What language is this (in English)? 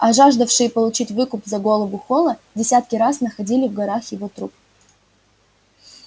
Russian